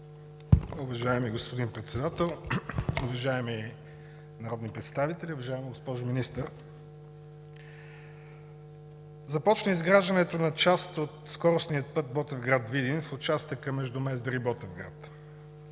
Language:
Bulgarian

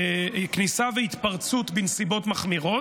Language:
Hebrew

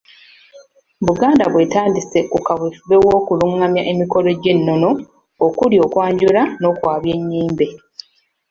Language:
Ganda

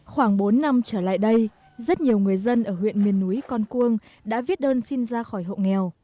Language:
Vietnamese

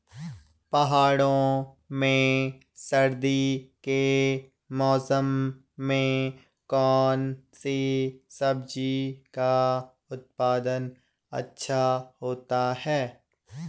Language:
Hindi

